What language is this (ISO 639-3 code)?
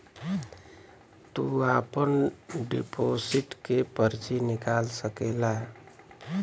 bho